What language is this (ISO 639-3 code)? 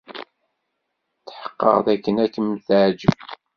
kab